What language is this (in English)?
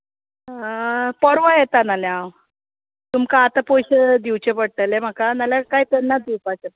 Konkani